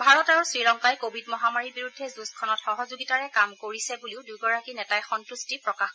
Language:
Assamese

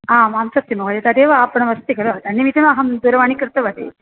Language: Sanskrit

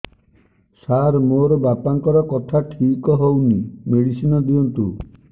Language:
Odia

